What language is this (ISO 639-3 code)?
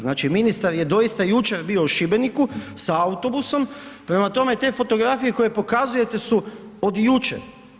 hrv